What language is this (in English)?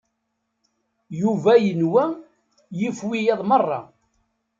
Kabyle